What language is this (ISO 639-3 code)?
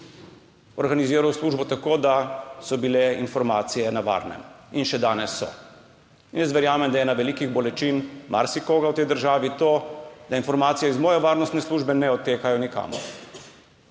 slv